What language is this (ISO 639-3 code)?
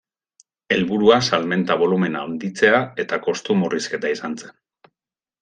eus